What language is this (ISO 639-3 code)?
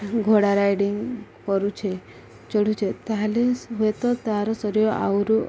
ori